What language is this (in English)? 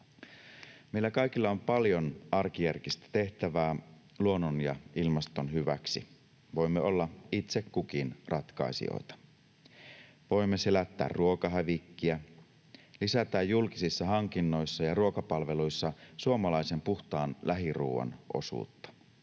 Finnish